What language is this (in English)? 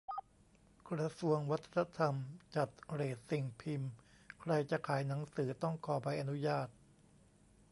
Thai